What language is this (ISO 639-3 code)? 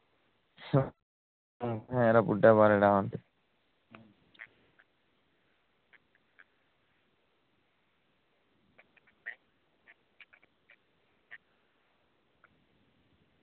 doi